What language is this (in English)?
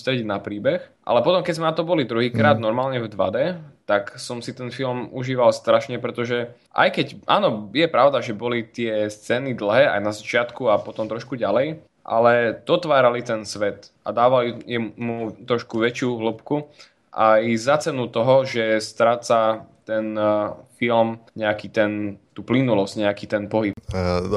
Slovak